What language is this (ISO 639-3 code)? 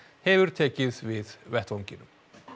isl